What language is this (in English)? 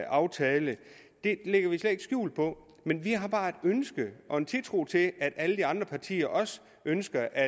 Danish